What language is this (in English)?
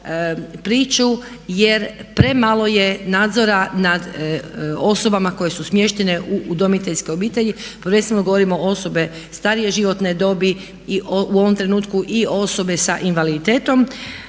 Croatian